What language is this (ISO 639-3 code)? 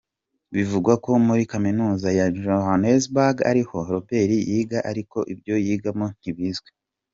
kin